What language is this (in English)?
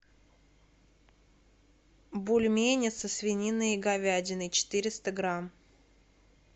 Russian